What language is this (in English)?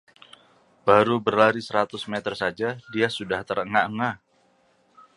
Indonesian